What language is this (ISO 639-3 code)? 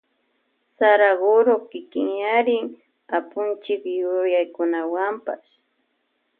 qvj